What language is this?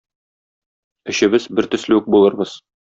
Tatar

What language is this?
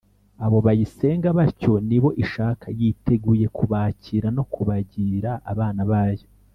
Kinyarwanda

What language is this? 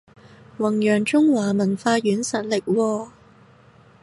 Cantonese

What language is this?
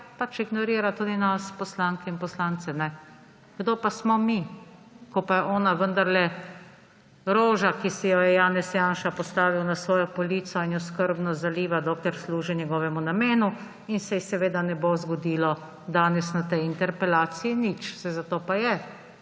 Slovenian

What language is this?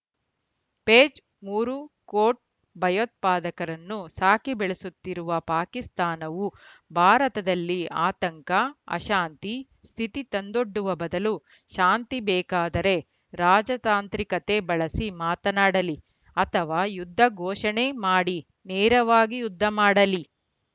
Kannada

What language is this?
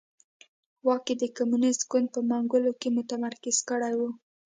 Pashto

